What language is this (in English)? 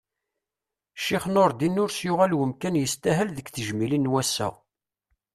Kabyle